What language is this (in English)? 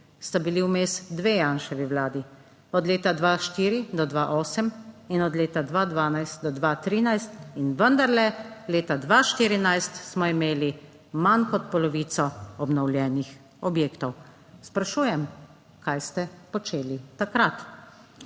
Slovenian